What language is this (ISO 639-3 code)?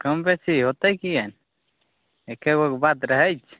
mai